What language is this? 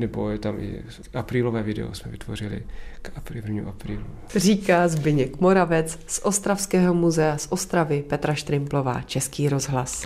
Czech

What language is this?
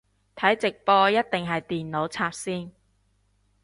Cantonese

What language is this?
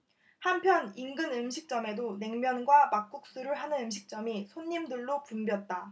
Korean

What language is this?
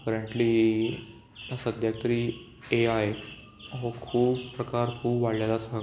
Konkani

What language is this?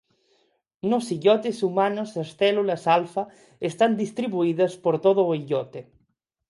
Galician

